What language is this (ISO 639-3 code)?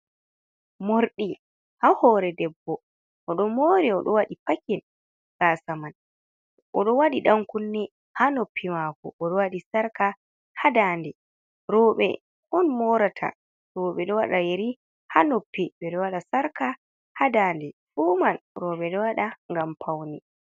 ful